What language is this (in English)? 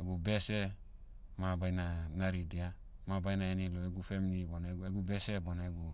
Motu